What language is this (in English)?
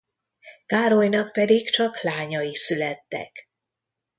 Hungarian